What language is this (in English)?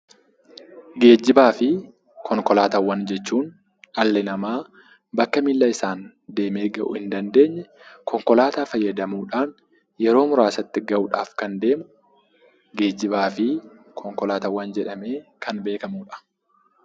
Oromo